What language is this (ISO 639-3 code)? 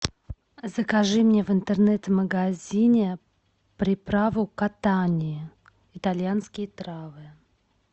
rus